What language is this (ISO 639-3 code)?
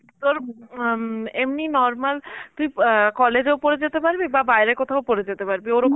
ben